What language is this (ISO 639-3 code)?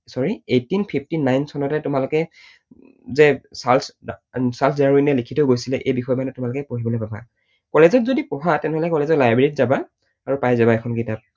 asm